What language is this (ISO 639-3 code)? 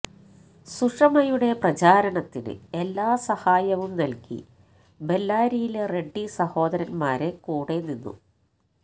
mal